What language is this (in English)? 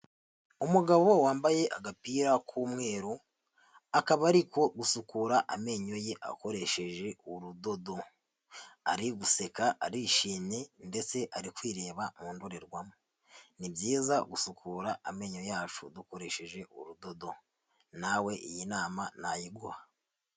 Kinyarwanda